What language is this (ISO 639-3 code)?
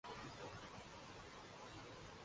urd